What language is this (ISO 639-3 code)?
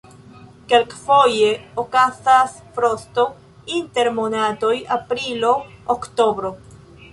epo